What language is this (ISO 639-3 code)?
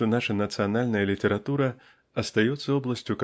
rus